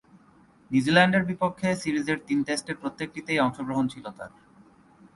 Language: Bangla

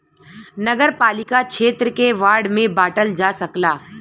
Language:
Bhojpuri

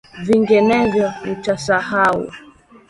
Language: Swahili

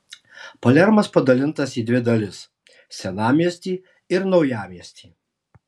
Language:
Lithuanian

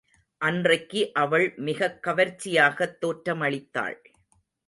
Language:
Tamil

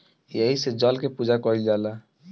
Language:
Bhojpuri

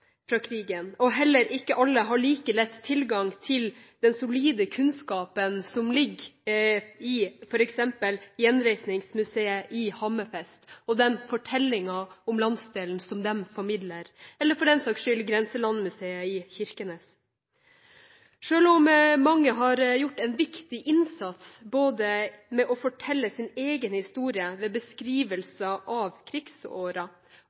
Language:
Norwegian Bokmål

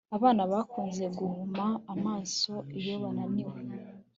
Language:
Kinyarwanda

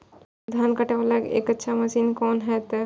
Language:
Maithili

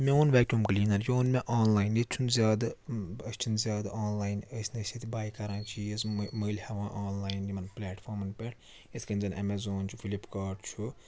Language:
Kashmiri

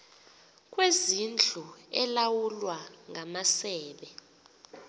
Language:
Xhosa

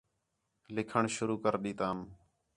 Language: Khetrani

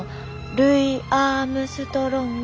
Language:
Japanese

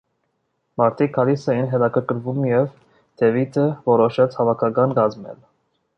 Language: Armenian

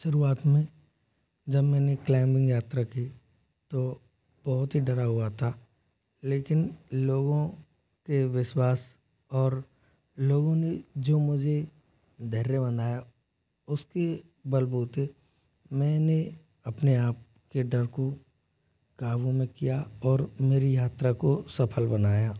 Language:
Hindi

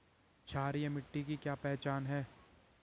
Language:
Hindi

